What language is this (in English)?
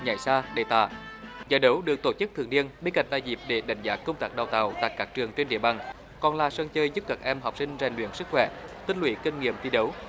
Vietnamese